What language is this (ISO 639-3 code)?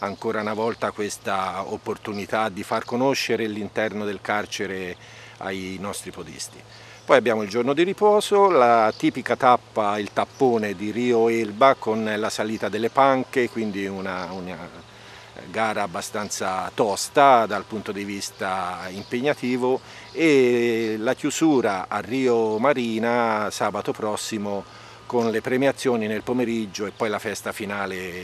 ita